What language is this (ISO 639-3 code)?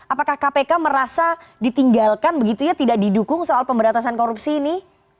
ind